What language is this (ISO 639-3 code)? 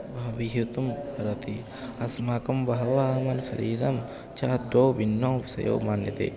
san